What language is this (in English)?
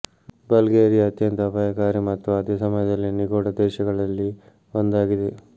Kannada